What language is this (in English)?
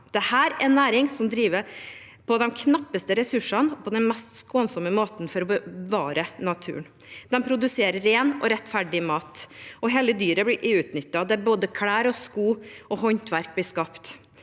Norwegian